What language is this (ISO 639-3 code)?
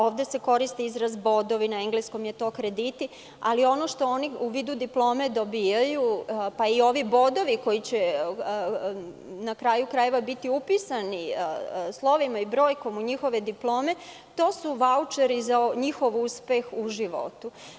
srp